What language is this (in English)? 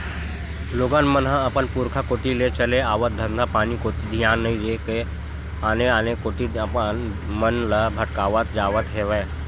Chhattisgarhi